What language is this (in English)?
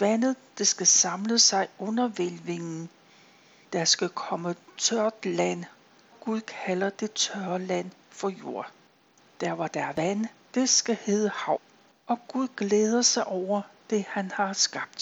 Danish